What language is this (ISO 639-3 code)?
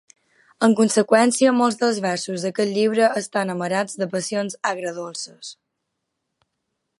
cat